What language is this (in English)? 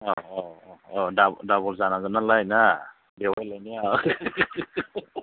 Bodo